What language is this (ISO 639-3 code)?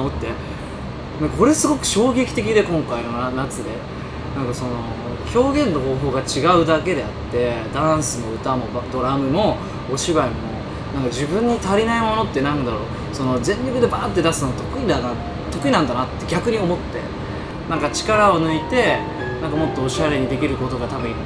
jpn